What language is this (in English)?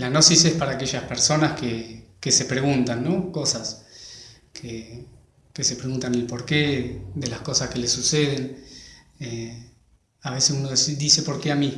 Spanish